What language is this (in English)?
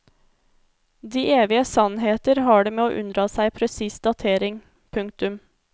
Norwegian